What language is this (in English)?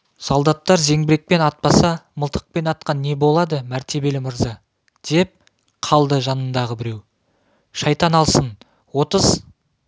Kazakh